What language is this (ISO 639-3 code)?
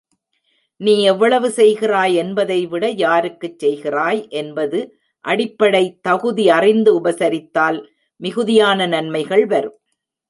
tam